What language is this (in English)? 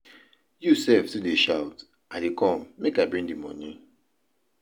Nigerian Pidgin